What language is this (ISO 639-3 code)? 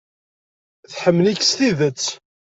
kab